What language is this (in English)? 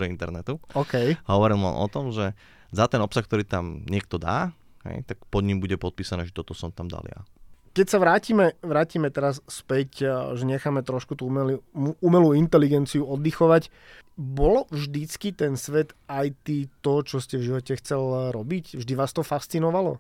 Slovak